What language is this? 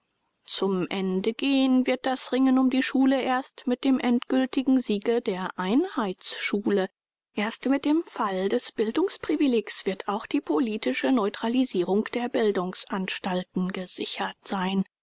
German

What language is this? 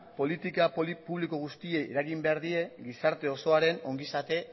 Basque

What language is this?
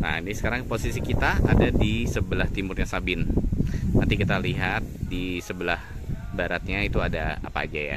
Indonesian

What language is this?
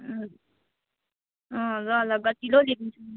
Nepali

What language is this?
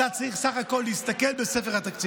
Hebrew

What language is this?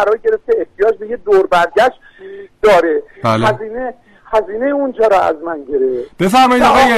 Persian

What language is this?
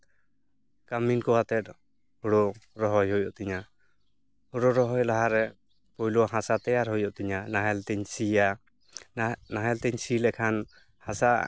Santali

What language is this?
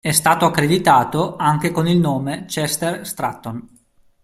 Italian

